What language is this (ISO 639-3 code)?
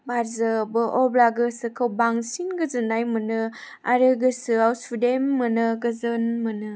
brx